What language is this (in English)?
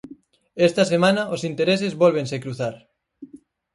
Galician